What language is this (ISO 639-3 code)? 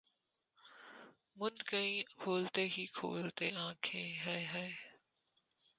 urd